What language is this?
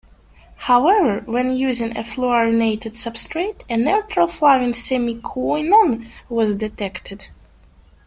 English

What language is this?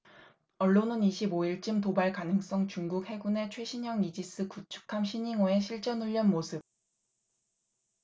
Korean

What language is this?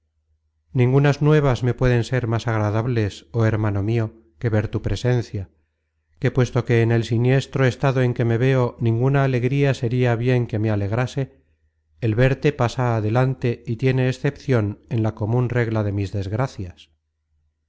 Spanish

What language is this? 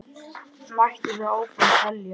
Icelandic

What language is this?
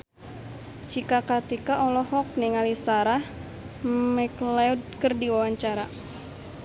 Sundanese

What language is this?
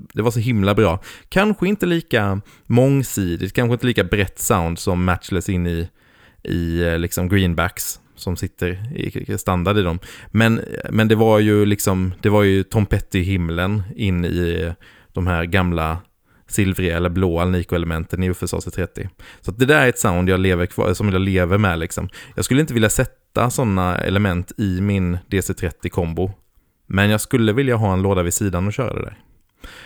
Swedish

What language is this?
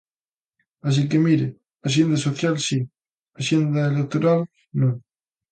Galician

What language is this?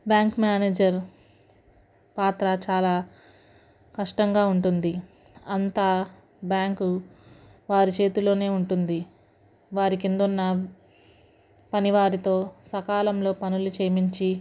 Telugu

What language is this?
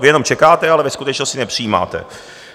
Czech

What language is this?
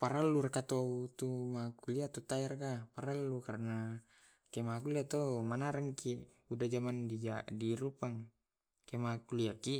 Tae'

